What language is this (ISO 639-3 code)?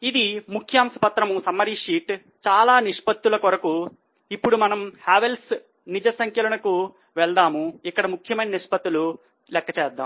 tel